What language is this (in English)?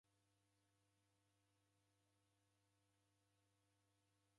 Taita